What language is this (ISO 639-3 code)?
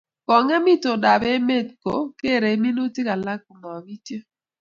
kln